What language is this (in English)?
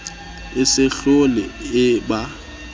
Southern Sotho